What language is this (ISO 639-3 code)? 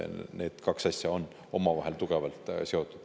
est